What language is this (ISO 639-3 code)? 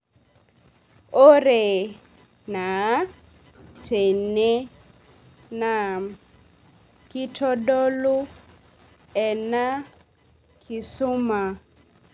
mas